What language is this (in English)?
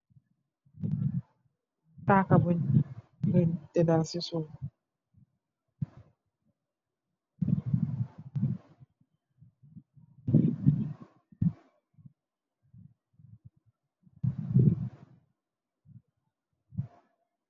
Wolof